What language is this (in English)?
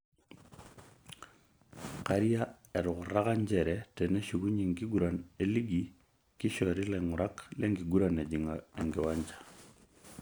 Masai